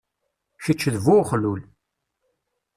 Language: Kabyle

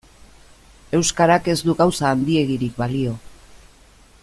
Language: Basque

